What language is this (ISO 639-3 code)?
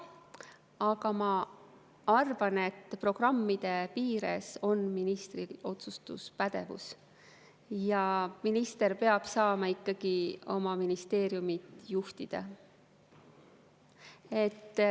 est